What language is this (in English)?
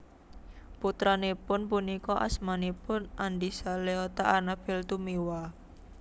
Javanese